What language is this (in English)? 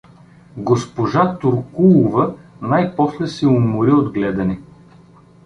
Bulgarian